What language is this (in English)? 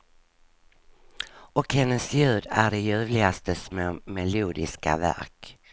Swedish